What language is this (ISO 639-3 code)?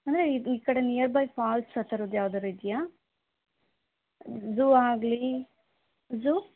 kan